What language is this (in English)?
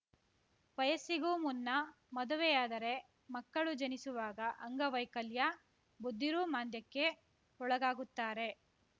Kannada